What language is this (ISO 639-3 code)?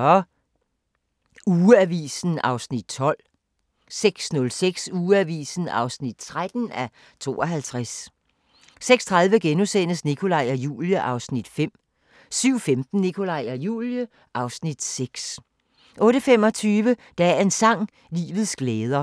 dan